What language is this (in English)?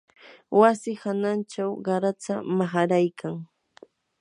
Yanahuanca Pasco Quechua